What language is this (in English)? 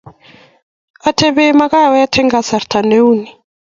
Kalenjin